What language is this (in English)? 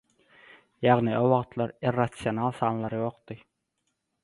Turkmen